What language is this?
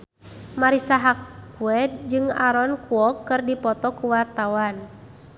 Sundanese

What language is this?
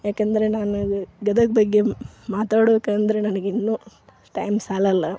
Kannada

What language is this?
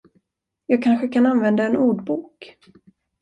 Swedish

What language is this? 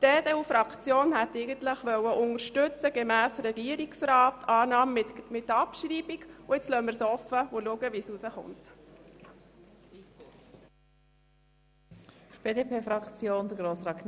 Swiss German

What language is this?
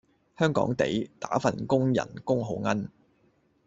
Cantonese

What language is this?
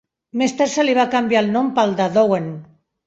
Catalan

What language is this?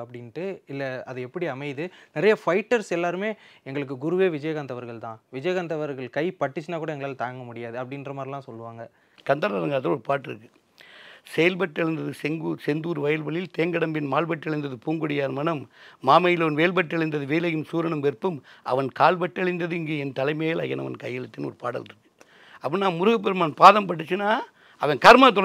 Tamil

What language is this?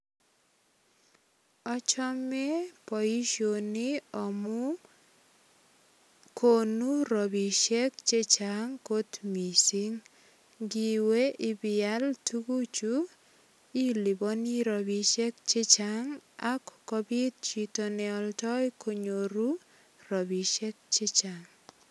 Kalenjin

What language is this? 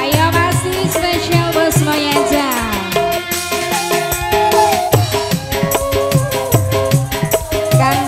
Indonesian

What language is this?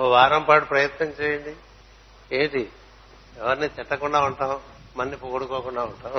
Telugu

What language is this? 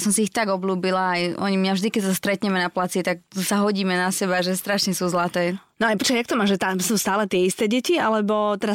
Slovak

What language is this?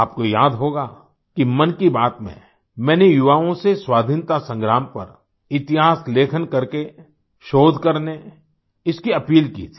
Hindi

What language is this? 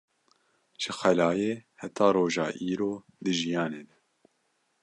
Kurdish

